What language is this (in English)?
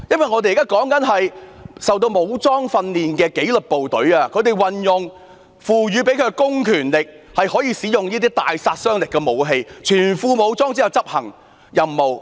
Cantonese